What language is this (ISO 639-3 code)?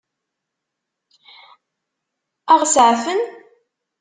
kab